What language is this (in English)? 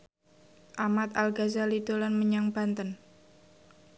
Javanese